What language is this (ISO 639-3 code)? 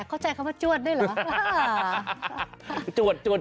tha